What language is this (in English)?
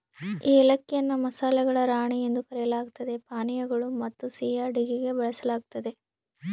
Kannada